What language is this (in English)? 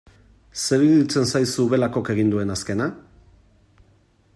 Basque